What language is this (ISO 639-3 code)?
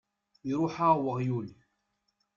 kab